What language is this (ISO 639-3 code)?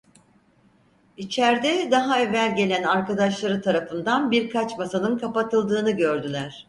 tur